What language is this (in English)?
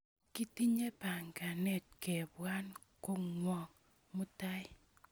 Kalenjin